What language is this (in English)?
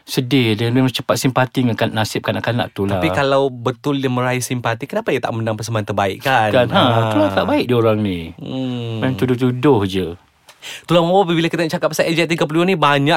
Malay